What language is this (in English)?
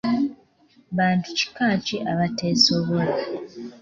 Ganda